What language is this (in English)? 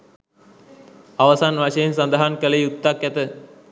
Sinhala